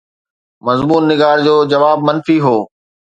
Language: Sindhi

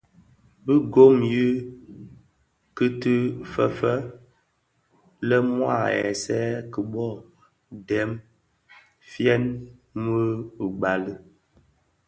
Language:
Bafia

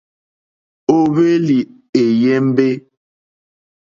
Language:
Mokpwe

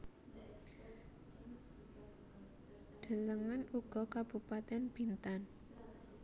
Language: Javanese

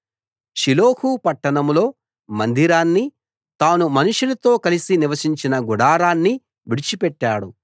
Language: Telugu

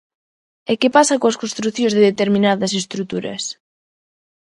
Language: Galician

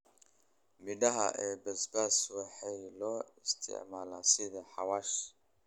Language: Somali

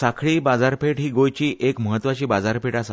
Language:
Konkani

